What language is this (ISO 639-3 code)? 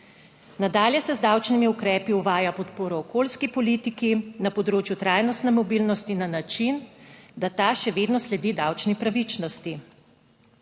slv